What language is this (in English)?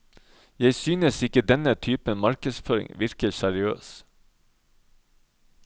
Norwegian